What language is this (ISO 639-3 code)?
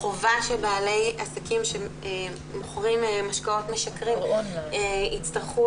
heb